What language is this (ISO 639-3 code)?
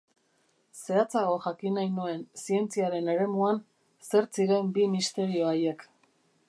eus